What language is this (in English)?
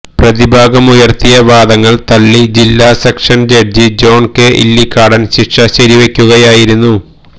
Malayalam